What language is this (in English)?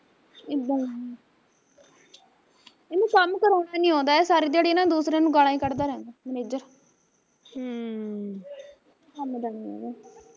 Punjabi